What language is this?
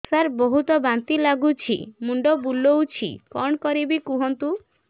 Odia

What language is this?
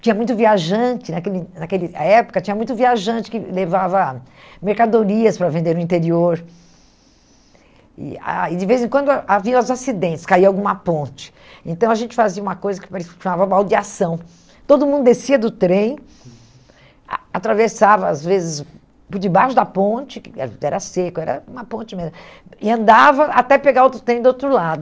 Portuguese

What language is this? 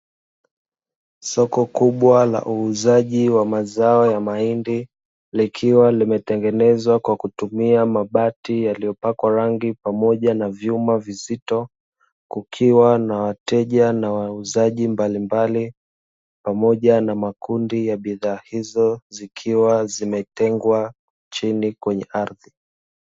Swahili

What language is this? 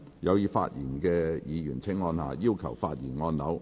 Cantonese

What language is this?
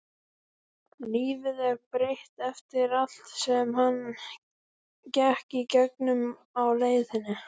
Icelandic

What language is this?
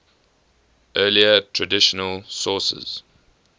English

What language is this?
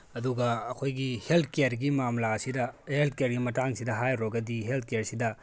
Manipuri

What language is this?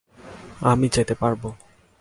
Bangla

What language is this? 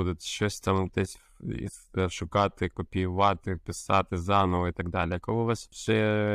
Ukrainian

